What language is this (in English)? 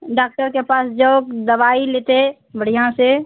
Maithili